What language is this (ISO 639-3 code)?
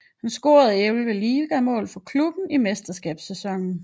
dan